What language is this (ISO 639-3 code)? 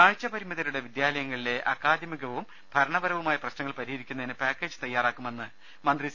mal